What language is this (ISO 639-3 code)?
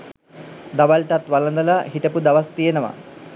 sin